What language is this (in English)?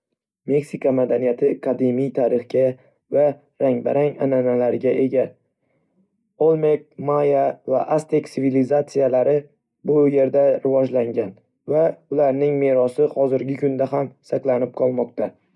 Uzbek